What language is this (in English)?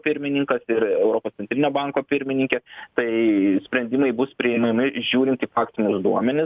Lithuanian